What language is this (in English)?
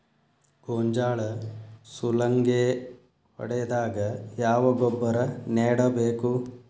Kannada